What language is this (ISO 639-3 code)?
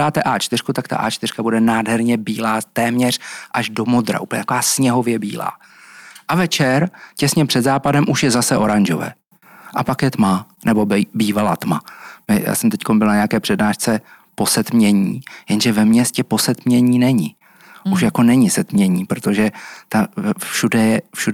ces